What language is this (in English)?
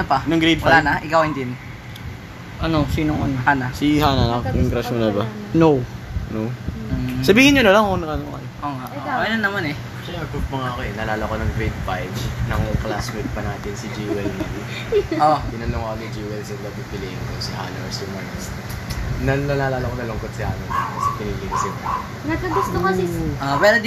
Filipino